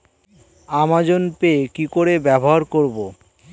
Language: Bangla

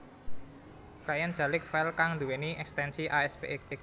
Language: Javanese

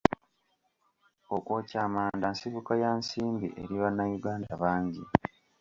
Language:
Ganda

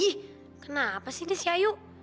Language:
Indonesian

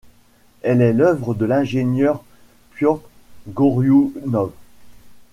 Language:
French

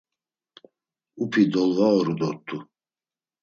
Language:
Laz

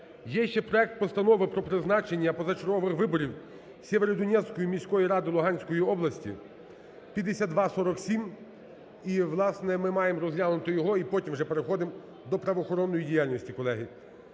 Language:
Ukrainian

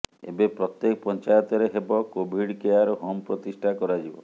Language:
Odia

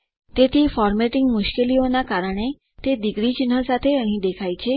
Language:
Gujarati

